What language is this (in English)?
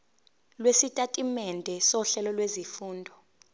Zulu